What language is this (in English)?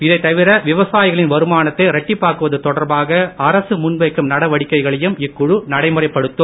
Tamil